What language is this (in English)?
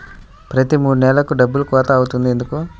Telugu